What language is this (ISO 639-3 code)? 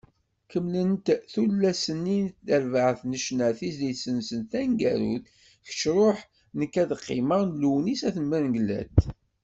kab